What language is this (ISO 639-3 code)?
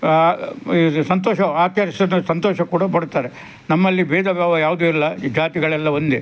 kan